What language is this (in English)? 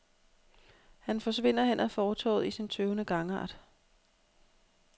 Danish